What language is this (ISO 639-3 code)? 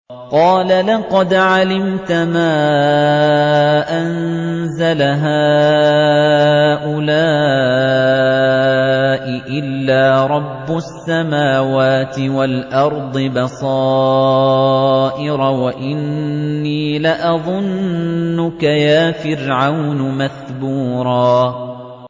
ara